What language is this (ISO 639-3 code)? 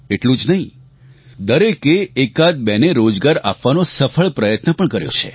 guj